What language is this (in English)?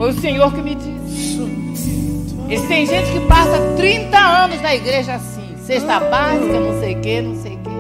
Portuguese